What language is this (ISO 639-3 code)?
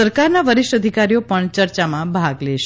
guj